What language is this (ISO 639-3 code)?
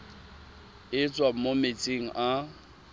tsn